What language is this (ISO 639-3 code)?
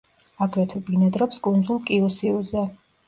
kat